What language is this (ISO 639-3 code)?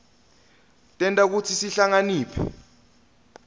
ssw